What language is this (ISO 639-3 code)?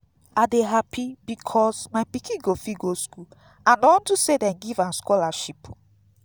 pcm